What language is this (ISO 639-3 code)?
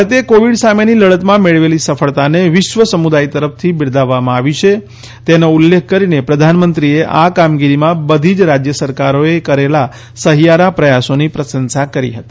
guj